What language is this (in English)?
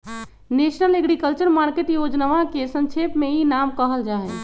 Magahi